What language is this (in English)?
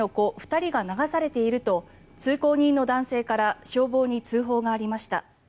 Japanese